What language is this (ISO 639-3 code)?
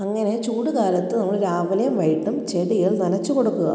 mal